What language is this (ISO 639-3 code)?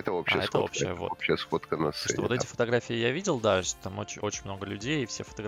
rus